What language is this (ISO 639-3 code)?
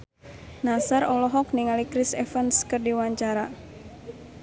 sun